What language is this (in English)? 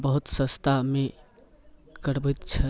Maithili